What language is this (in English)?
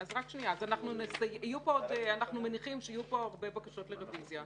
Hebrew